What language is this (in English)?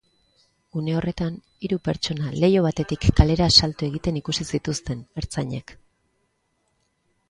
Basque